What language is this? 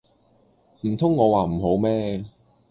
Cantonese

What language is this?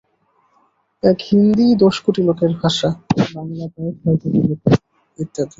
Bangla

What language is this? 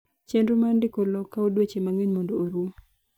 Luo (Kenya and Tanzania)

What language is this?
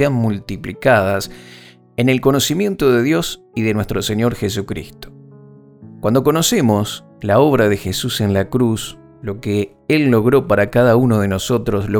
Spanish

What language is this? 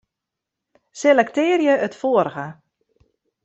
Western Frisian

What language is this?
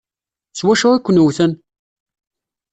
Kabyle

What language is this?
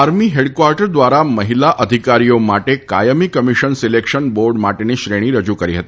Gujarati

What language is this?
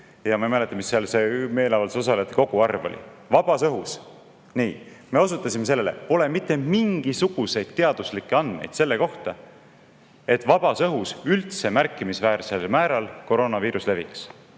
Estonian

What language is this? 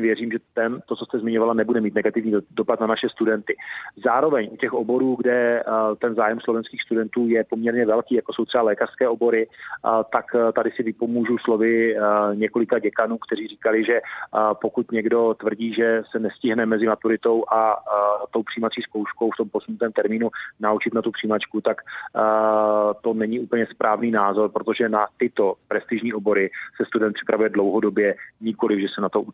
Czech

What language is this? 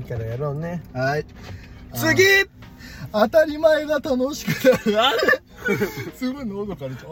Japanese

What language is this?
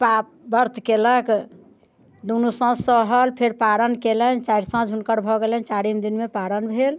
Maithili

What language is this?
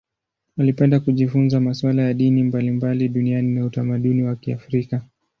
Swahili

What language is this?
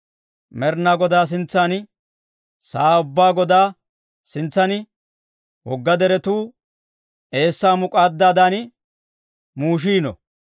Dawro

